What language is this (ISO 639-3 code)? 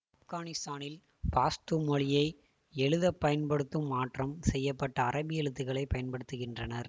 tam